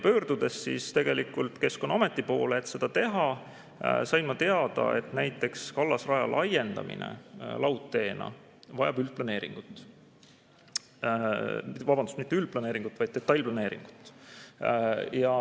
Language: Estonian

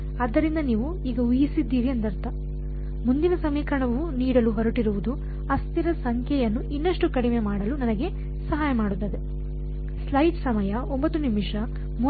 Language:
Kannada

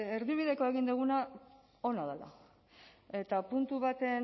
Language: Basque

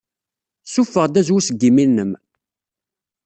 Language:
Kabyle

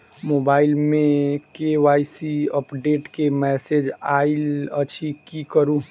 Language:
Maithili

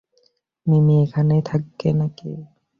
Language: Bangla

